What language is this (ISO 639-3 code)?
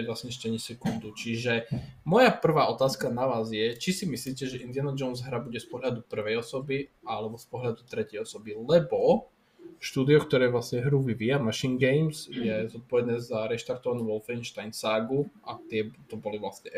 slk